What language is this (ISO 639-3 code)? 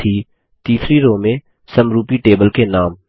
hin